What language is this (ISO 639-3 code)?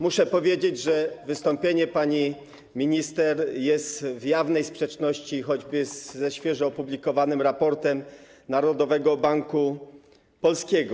pol